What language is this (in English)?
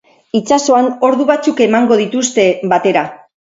Basque